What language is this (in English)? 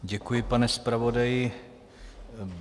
Czech